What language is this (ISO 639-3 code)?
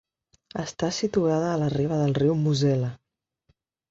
cat